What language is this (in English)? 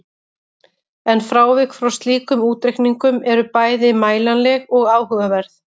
Icelandic